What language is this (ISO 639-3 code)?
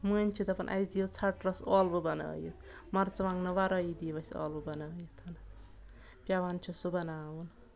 kas